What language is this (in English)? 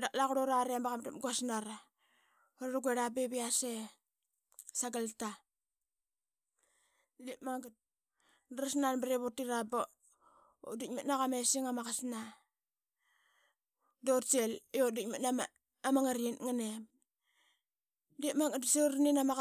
Qaqet